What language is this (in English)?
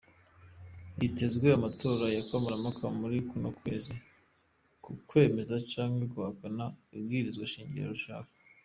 Kinyarwanda